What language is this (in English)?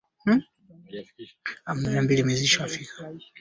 Swahili